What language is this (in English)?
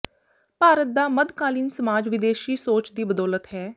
Punjabi